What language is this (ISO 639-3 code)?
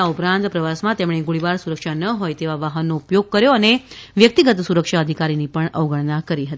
guj